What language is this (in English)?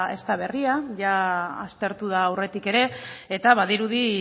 Basque